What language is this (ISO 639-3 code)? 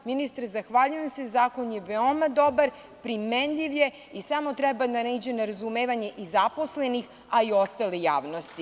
srp